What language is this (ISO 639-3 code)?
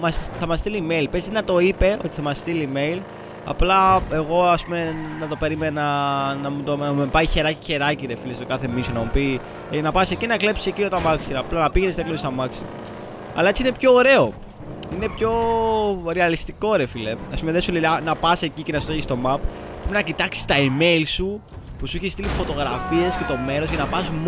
ell